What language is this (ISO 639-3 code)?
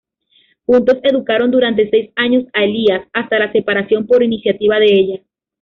spa